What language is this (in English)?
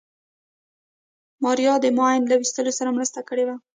Pashto